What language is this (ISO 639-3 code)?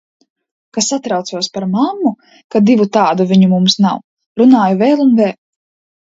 lav